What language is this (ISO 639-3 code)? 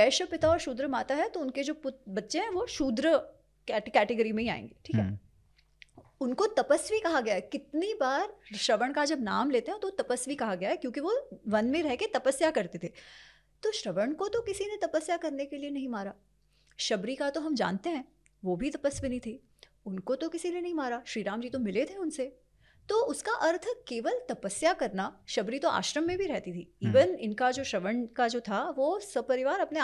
hin